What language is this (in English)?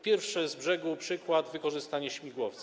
Polish